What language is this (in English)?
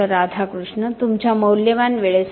Marathi